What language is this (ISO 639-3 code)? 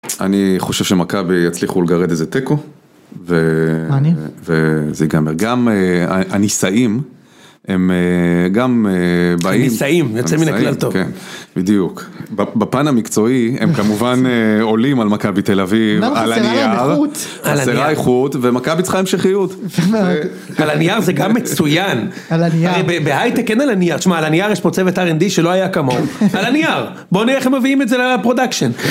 heb